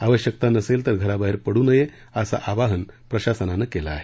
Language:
Marathi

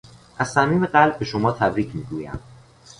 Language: Persian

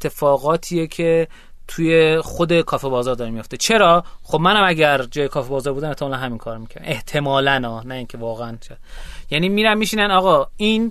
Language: Persian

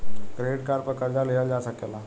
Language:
Bhojpuri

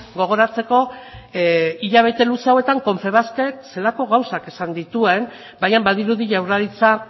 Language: Basque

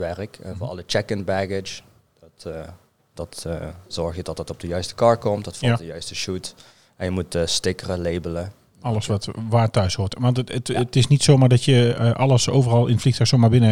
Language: Dutch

